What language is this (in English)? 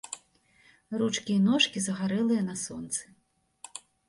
Belarusian